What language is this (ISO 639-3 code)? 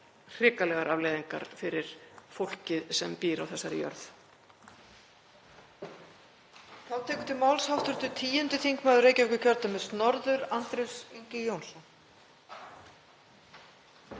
isl